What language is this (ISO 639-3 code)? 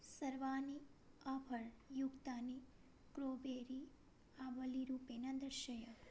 san